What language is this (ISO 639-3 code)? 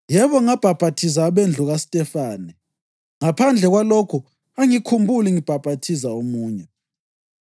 nde